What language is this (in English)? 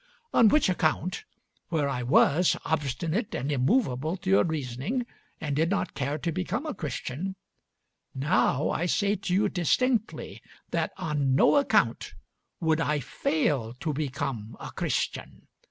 English